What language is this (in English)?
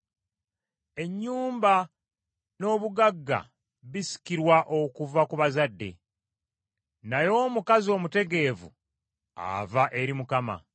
Ganda